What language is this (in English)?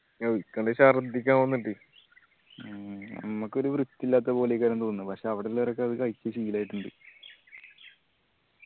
Malayalam